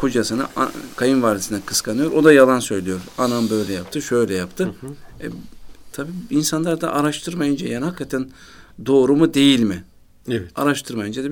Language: Turkish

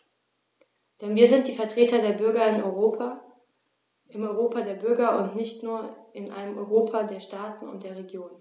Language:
German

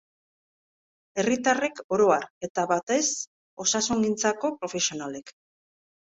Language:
Basque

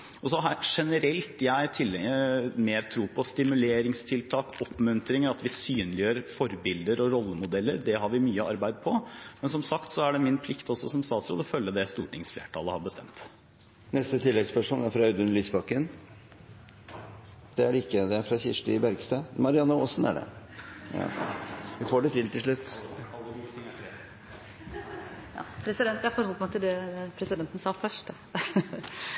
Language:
Norwegian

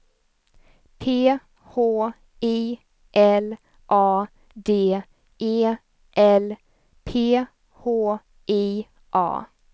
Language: Swedish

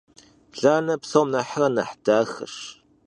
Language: Kabardian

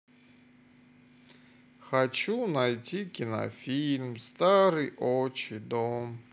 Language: Russian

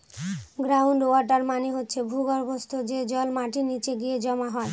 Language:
Bangla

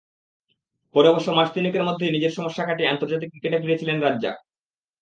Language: Bangla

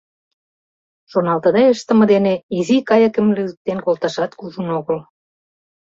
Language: Mari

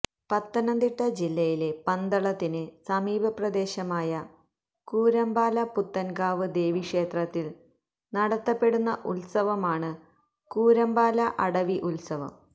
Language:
Malayalam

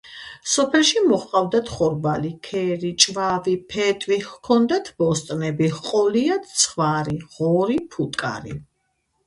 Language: Georgian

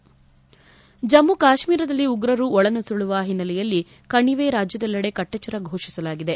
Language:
Kannada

